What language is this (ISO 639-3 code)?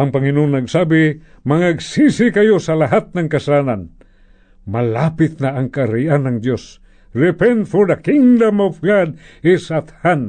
fil